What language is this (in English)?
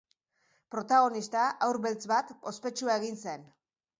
Basque